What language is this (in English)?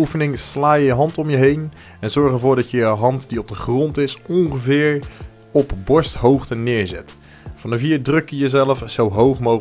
Dutch